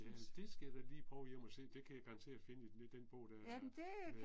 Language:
Danish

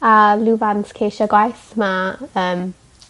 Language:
Welsh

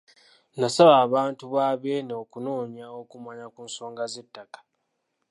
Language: Ganda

